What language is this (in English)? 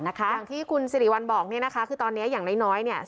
Thai